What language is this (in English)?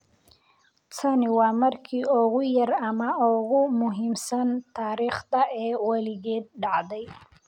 Somali